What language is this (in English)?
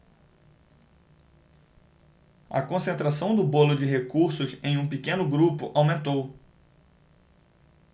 Portuguese